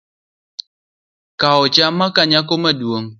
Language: Luo (Kenya and Tanzania)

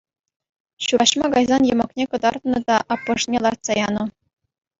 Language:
Chuvash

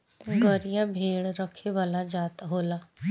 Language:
Bhojpuri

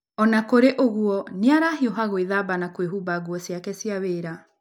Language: Kikuyu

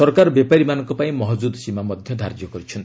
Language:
Odia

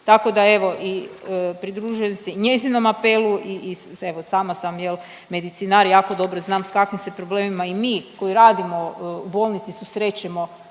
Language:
Croatian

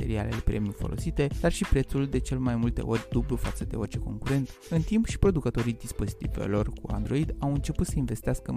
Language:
Romanian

